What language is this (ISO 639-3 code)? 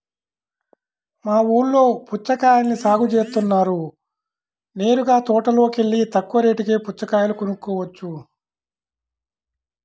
tel